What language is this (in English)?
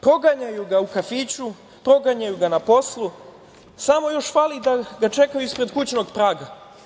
Serbian